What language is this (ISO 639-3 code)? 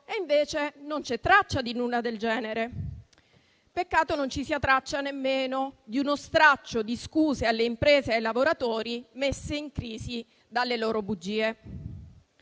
ita